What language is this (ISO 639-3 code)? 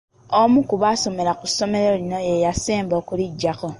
lug